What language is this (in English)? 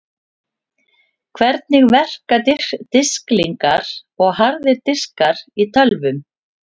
Icelandic